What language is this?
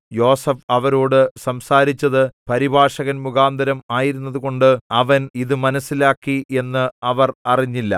Malayalam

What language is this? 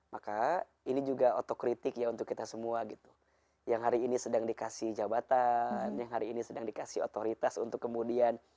Indonesian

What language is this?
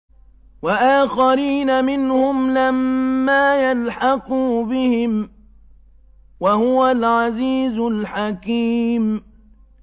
Arabic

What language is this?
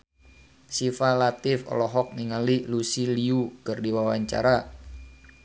Sundanese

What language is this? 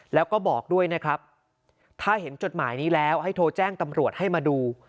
Thai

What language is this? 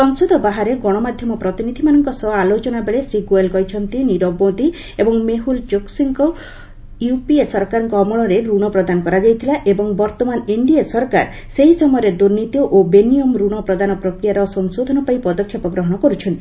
Odia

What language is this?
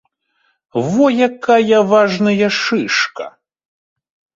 Belarusian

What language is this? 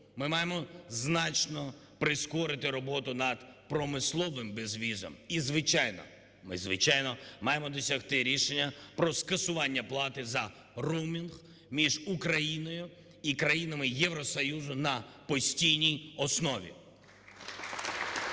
Ukrainian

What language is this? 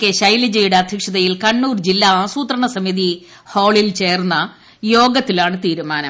Malayalam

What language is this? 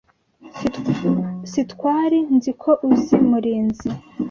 Kinyarwanda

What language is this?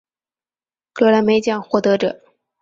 Chinese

